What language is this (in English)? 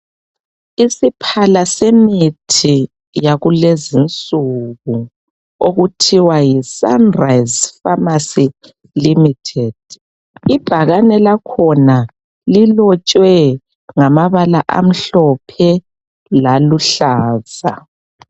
North Ndebele